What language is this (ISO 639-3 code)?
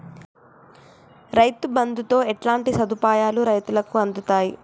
tel